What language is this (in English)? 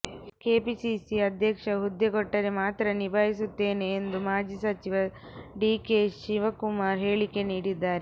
Kannada